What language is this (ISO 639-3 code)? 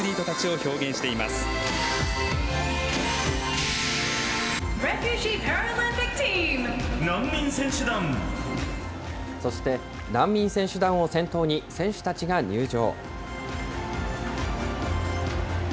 jpn